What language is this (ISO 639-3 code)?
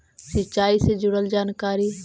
mag